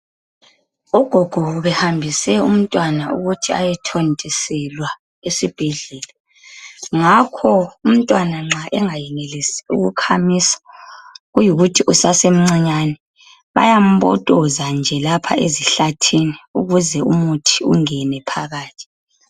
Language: North Ndebele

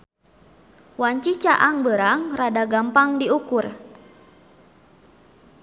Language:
Sundanese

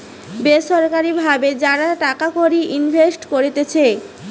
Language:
Bangla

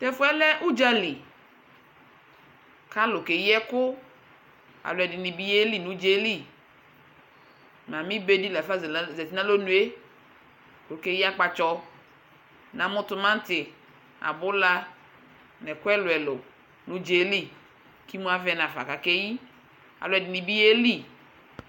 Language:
Ikposo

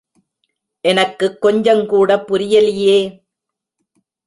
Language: Tamil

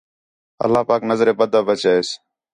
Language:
Khetrani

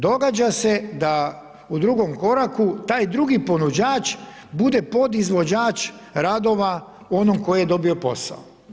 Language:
Croatian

